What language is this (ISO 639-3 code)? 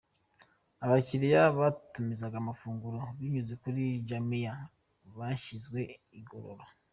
kin